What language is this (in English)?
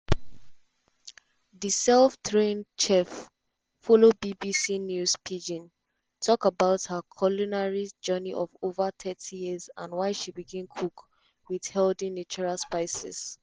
Nigerian Pidgin